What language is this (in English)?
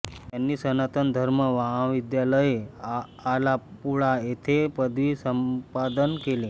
Marathi